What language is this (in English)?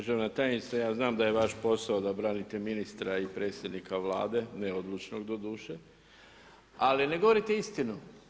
Croatian